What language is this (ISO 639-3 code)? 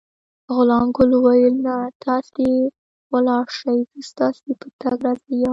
pus